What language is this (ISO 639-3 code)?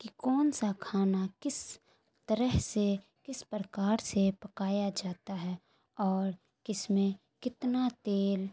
urd